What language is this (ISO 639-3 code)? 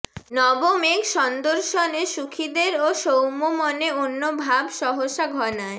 ben